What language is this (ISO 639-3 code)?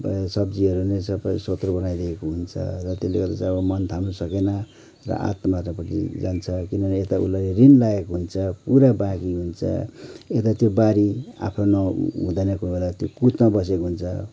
nep